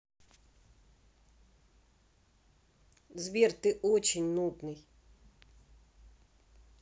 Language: Russian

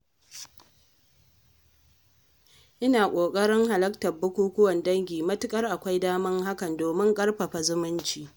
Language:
Hausa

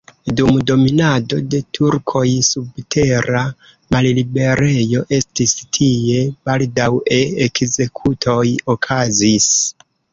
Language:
Esperanto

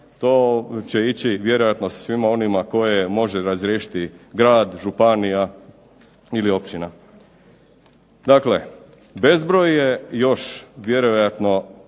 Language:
Croatian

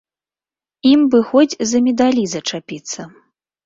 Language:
Belarusian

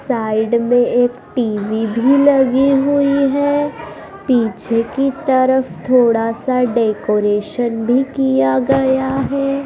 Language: Hindi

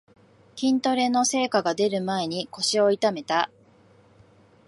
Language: Japanese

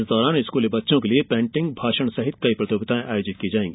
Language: Hindi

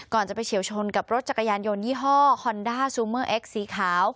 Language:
Thai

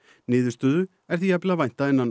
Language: Icelandic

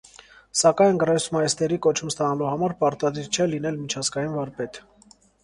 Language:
Armenian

